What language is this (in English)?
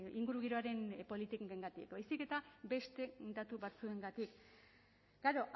Basque